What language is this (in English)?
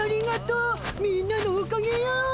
Japanese